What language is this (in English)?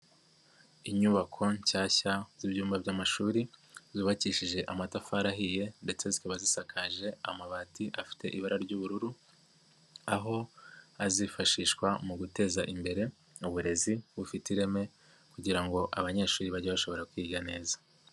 Kinyarwanda